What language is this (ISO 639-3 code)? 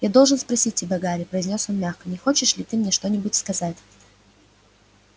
rus